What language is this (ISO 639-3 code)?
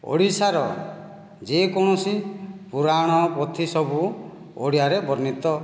ori